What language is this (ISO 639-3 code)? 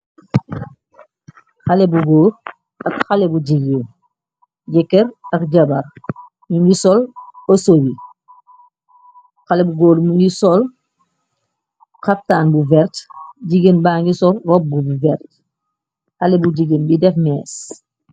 wol